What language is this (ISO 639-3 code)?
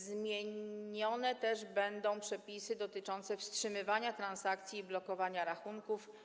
pol